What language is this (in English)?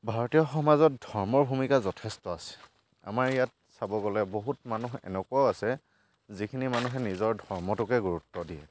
Assamese